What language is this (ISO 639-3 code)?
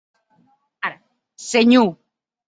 oci